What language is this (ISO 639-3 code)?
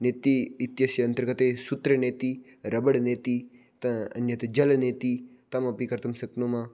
san